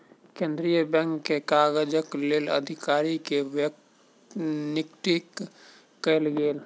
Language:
Maithili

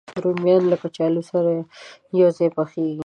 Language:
Pashto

